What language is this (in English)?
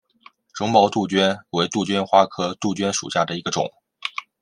Chinese